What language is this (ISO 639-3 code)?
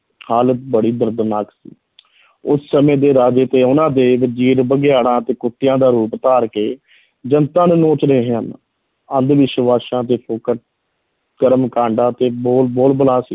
pan